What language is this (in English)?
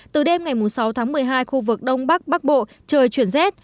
Vietnamese